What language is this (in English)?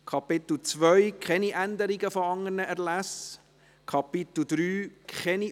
Swiss German